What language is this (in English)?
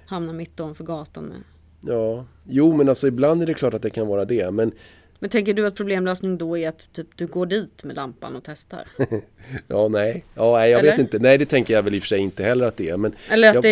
Swedish